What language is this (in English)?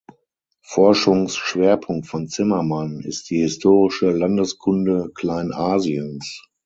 German